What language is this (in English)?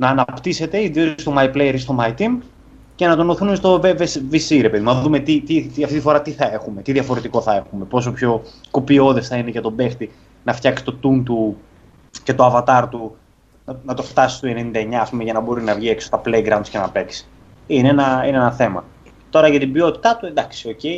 Greek